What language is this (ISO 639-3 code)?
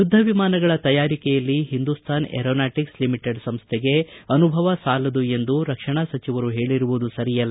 kan